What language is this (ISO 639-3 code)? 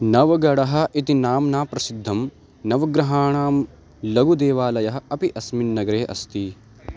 san